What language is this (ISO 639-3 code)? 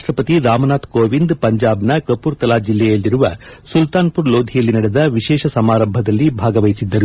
kan